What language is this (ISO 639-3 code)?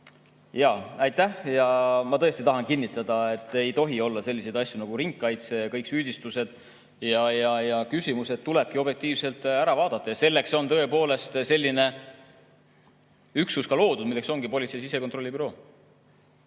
est